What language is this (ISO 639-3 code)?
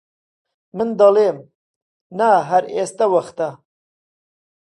ckb